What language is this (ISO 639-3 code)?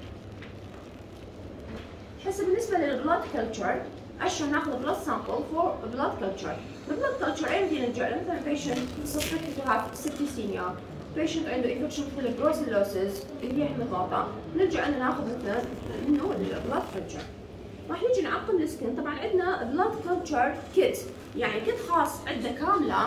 ara